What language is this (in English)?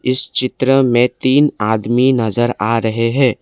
Hindi